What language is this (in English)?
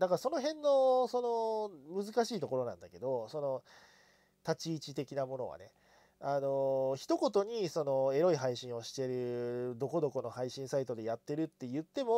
Japanese